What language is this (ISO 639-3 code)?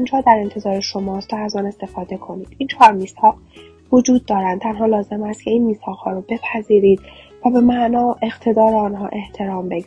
fas